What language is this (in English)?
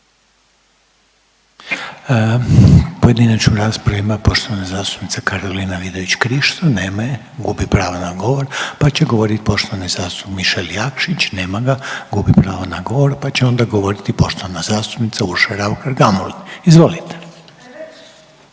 Croatian